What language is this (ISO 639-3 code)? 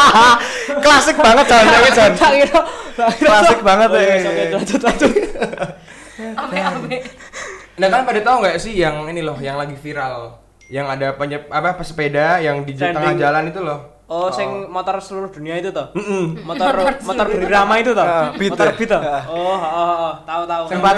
ind